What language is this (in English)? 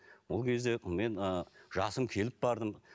Kazakh